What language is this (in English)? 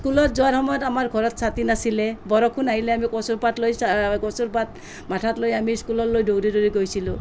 Assamese